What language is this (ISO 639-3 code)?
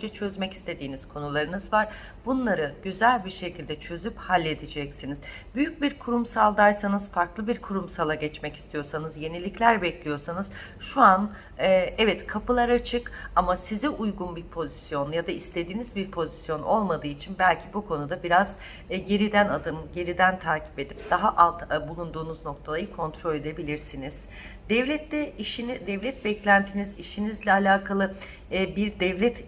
tur